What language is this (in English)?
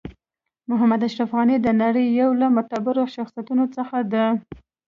Pashto